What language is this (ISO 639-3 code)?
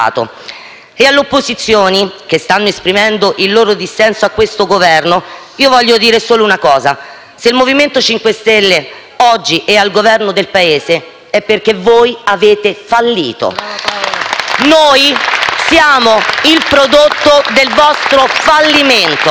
ita